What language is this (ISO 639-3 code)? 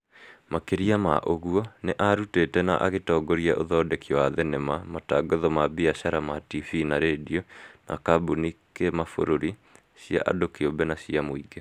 kik